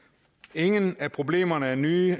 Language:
Danish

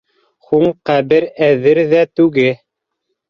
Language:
Bashkir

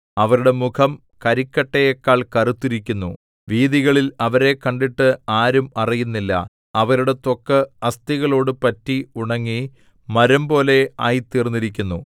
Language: Malayalam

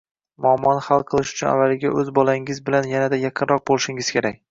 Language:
Uzbek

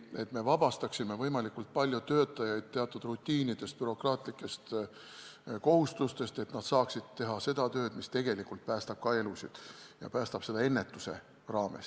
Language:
Estonian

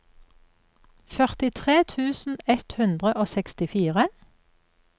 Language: Norwegian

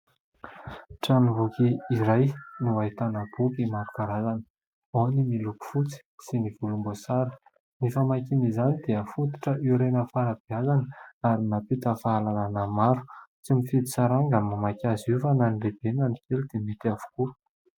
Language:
Malagasy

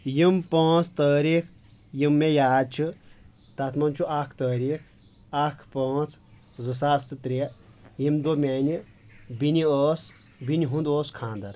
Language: Kashmiri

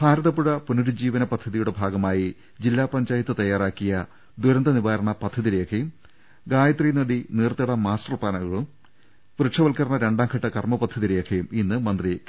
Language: Malayalam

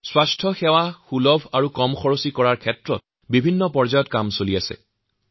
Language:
Assamese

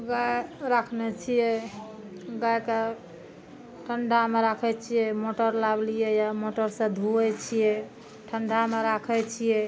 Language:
Maithili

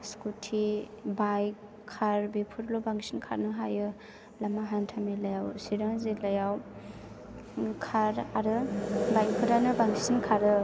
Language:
Bodo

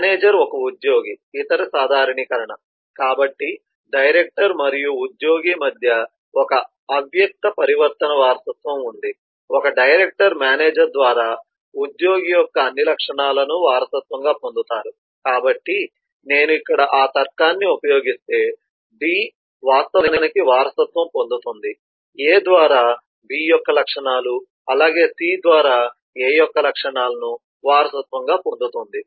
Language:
Telugu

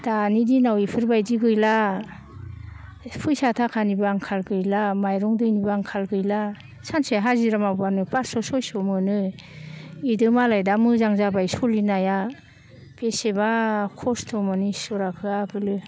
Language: Bodo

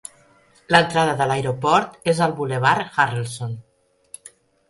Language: Catalan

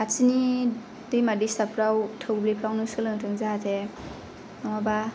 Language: Bodo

